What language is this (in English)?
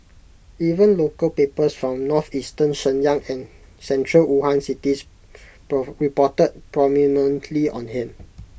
English